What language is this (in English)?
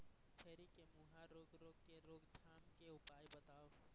Chhattisgarhi